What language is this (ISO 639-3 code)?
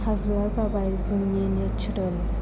brx